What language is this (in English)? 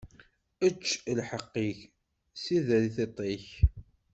Kabyle